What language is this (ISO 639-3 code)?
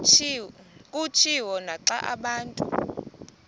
xho